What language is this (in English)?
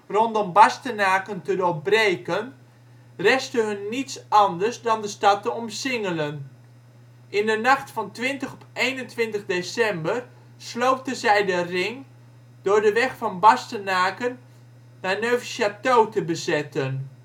Dutch